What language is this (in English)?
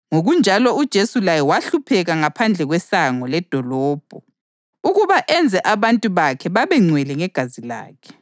North Ndebele